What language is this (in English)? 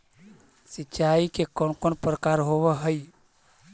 Magahi